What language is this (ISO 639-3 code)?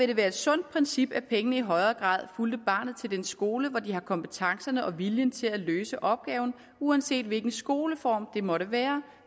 dan